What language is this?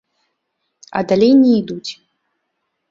Belarusian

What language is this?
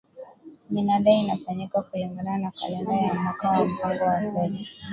Swahili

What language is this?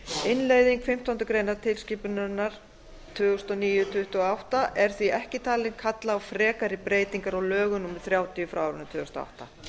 Icelandic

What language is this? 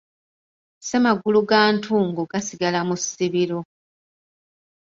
Ganda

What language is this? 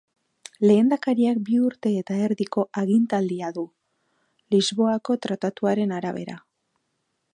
Basque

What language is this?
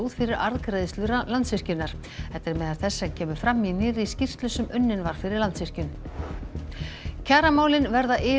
Icelandic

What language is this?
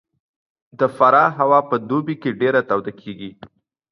Pashto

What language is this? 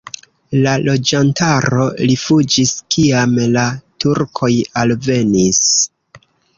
Esperanto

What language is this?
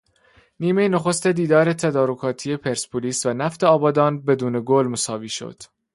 Persian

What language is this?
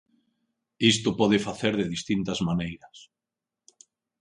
Galician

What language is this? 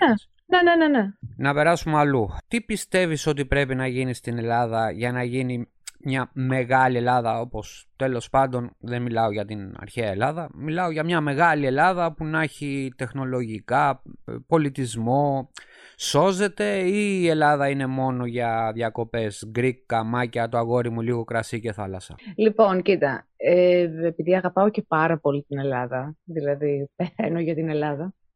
Greek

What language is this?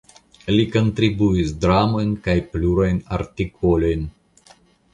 Esperanto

